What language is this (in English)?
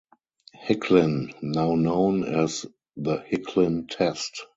English